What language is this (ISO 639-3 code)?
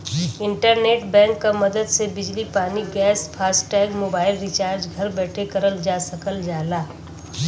bho